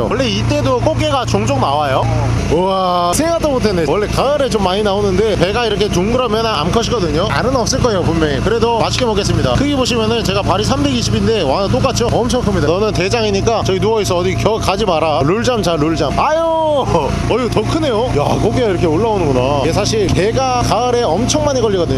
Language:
Korean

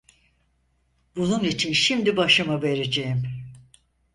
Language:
Turkish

